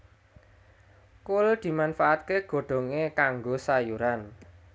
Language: Javanese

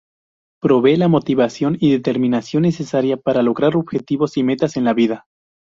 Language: Spanish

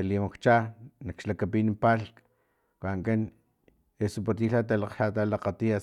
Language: Filomena Mata-Coahuitlán Totonac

